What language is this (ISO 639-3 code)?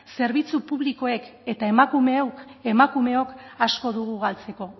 eus